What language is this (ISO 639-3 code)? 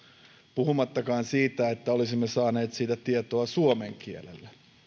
fin